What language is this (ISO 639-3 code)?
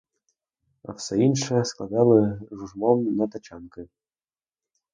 ukr